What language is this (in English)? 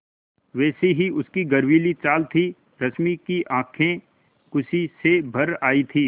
Hindi